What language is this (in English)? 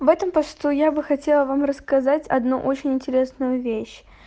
Russian